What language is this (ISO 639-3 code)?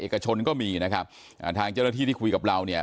tha